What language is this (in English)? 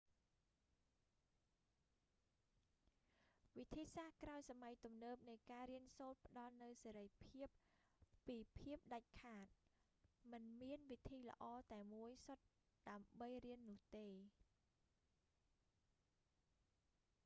Khmer